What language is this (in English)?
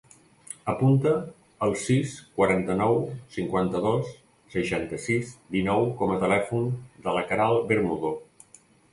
Catalan